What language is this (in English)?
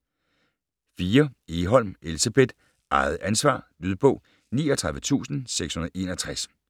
Danish